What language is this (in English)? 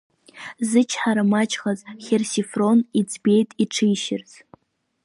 Abkhazian